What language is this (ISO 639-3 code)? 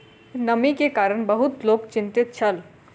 mai